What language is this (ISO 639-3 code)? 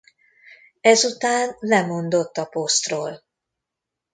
hun